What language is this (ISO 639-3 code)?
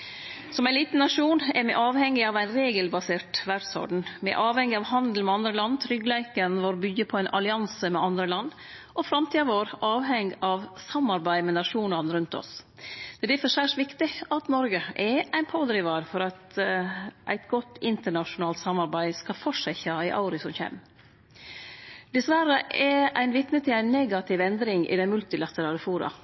nno